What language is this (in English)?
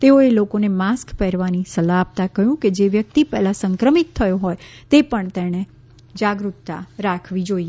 Gujarati